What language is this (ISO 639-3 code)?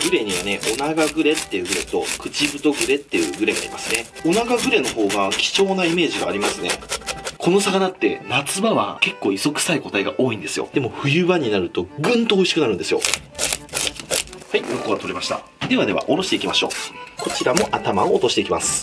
jpn